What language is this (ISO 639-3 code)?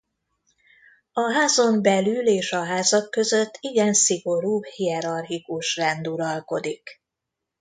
hun